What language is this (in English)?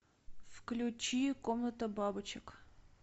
Russian